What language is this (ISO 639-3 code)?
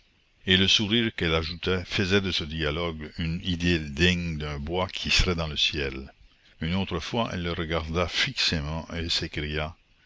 fra